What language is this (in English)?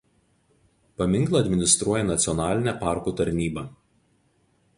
Lithuanian